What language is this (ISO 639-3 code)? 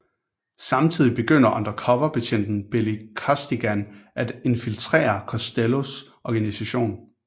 dan